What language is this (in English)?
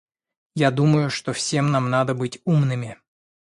Russian